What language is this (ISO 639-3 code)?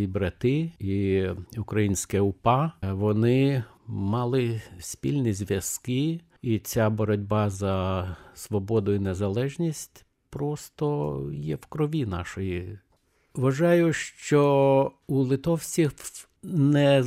ukr